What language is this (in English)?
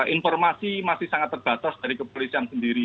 Indonesian